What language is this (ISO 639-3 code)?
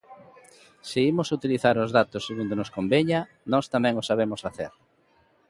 glg